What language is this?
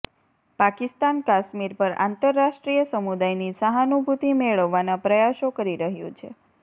Gujarati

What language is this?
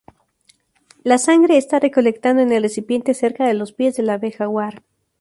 Spanish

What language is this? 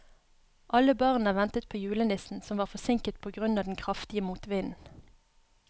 Norwegian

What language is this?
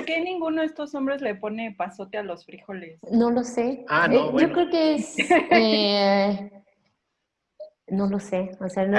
Spanish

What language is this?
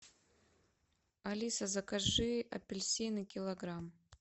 Russian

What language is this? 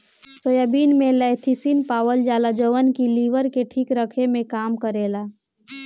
Bhojpuri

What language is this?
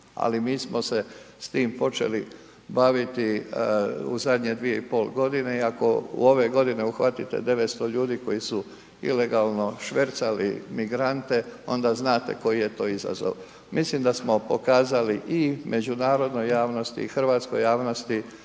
Croatian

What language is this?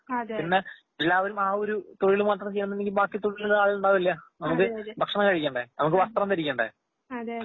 Malayalam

